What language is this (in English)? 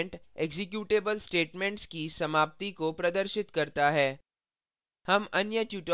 Hindi